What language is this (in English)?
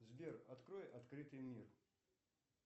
Russian